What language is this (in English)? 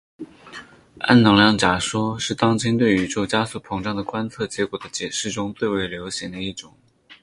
Chinese